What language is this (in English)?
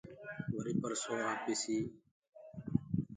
Gurgula